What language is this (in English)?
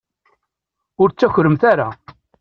Kabyle